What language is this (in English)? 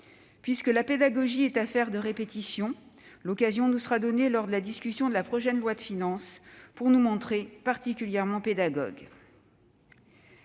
French